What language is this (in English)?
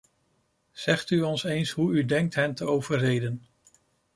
Dutch